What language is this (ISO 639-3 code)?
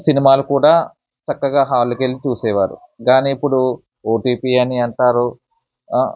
tel